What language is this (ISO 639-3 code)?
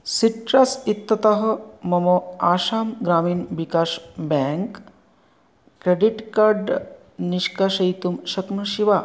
san